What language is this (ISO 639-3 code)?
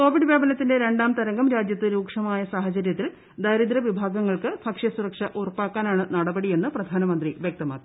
mal